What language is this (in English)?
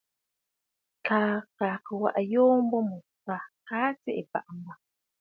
Bafut